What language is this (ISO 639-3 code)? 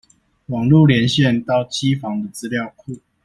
zho